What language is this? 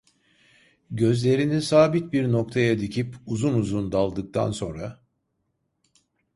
Turkish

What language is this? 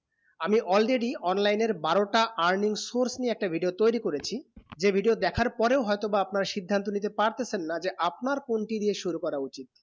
Bangla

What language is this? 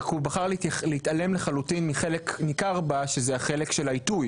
Hebrew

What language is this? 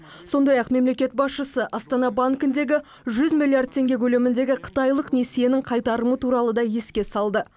Kazakh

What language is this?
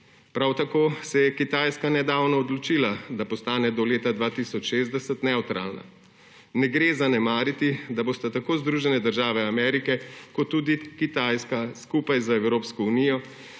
Slovenian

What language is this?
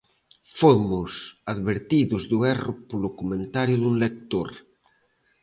Galician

